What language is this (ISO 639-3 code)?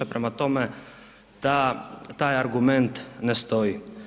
hrv